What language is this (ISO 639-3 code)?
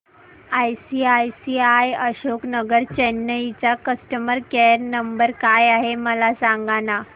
mar